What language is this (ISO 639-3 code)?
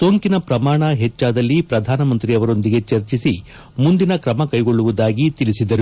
kan